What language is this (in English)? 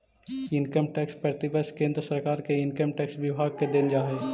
Magahi